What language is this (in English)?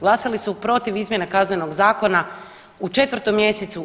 Croatian